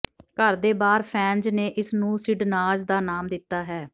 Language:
Punjabi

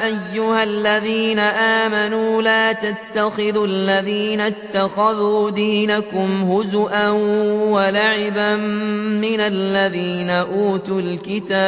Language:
Arabic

